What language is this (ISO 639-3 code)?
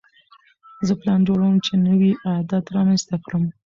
pus